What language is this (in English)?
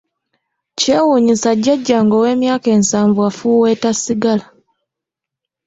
Ganda